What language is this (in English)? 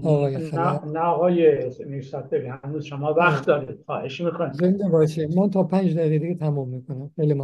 Persian